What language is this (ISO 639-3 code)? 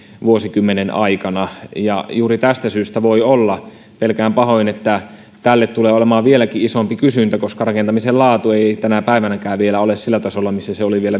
fin